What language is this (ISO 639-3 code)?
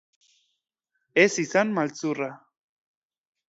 eus